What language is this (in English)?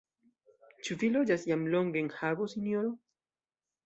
Esperanto